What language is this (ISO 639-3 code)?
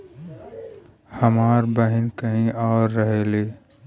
bho